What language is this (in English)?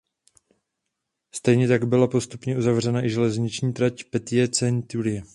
Czech